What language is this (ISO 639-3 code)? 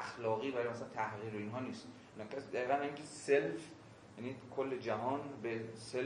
fas